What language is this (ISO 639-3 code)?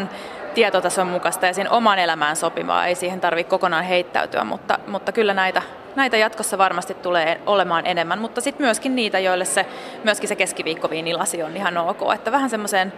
fin